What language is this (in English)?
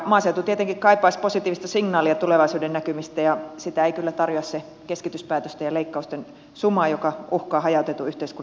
Finnish